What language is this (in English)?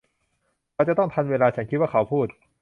Thai